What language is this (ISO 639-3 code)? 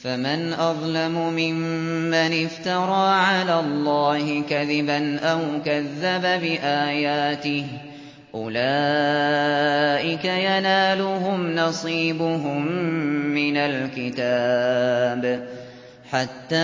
ara